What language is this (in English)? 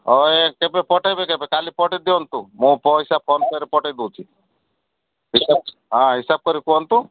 Odia